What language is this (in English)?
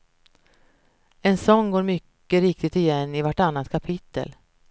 Swedish